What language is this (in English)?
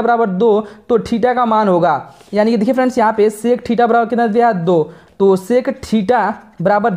Hindi